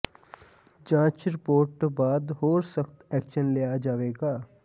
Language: Punjabi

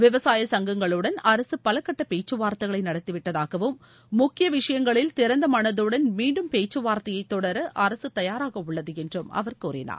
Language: Tamil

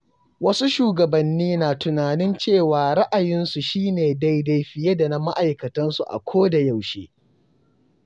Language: Hausa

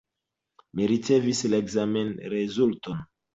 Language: Esperanto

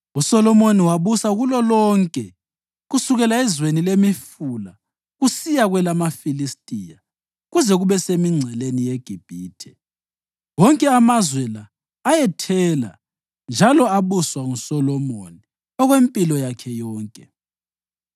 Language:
North Ndebele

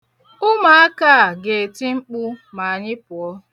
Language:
Igbo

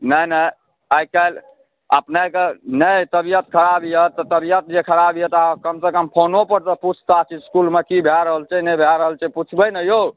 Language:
Maithili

